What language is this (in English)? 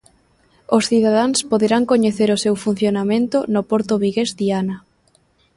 Galician